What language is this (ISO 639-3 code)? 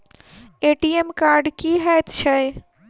mai